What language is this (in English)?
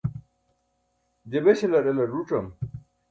Burushaski